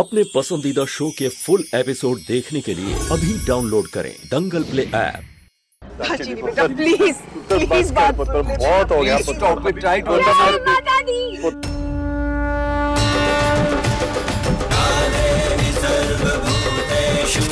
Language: Hindi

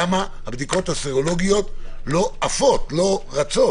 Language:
Hebrew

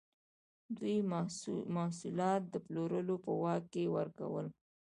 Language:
Pashto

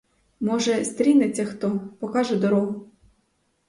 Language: Ukrainian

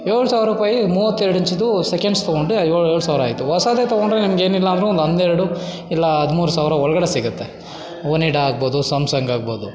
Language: Kannada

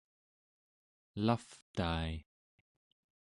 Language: Central Yupik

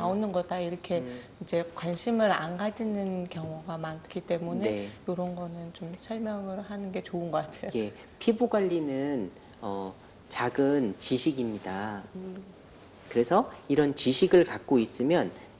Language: Korean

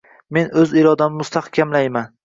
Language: Uzbek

